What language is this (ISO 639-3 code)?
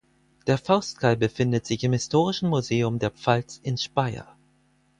deu